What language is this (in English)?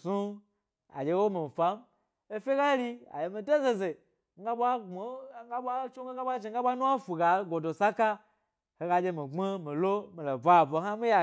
Gbari